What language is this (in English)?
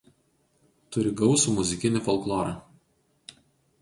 Lithuanian